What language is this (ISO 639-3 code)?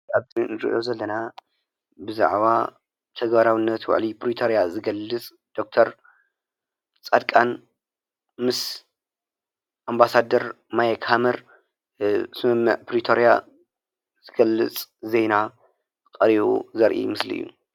tir